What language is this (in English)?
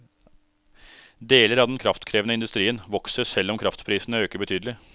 Norwegian